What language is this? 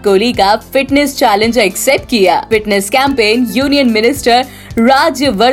Hindi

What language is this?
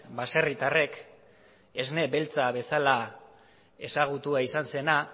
Basque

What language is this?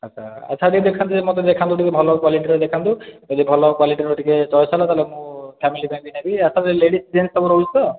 Odia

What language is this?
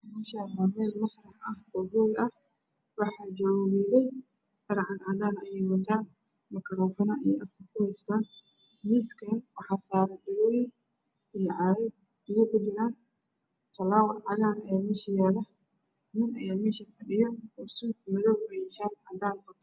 Somali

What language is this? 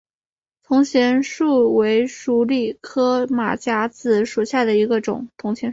Chinese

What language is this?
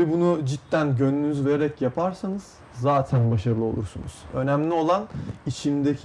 Turkish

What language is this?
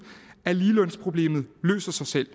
Danish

